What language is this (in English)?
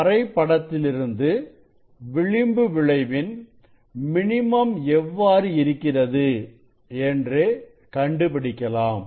Tamil